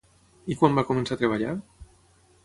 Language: Catalan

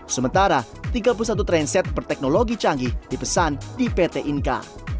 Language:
Indonesian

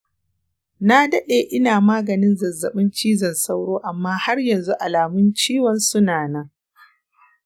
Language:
Hausa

